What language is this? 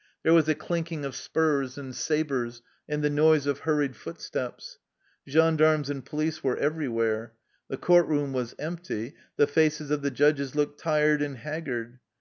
English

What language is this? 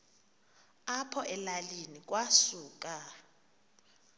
Xhosa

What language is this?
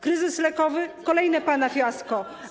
Polish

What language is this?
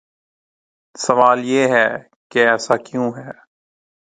Urdu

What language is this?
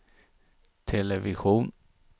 Swedish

